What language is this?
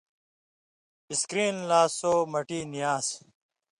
Indus Kohistani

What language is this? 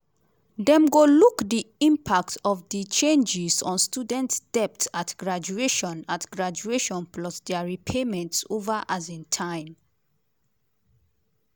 Nigerian Pidgin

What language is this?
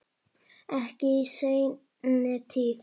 Icelandic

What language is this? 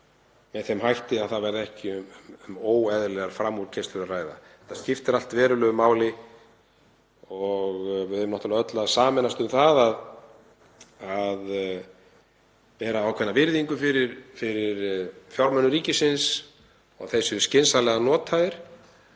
Icelandic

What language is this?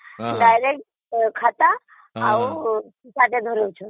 Odia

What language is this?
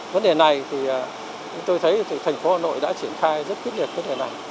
Vietnamese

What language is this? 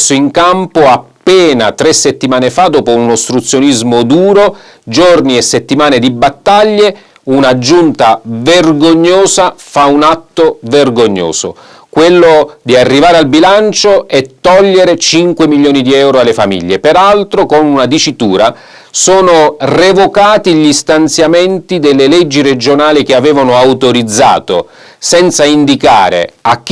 Italian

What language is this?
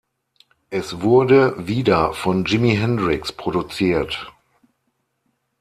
German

